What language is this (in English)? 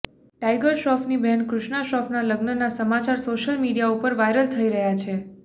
Gujarati